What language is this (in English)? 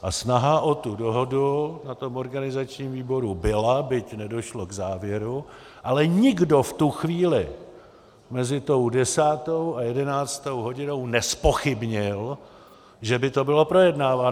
Czech